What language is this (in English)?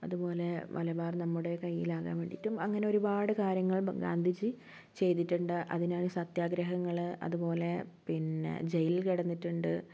Malayalam